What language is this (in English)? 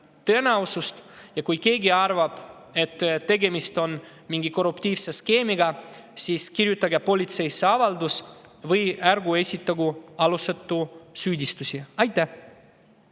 Estonian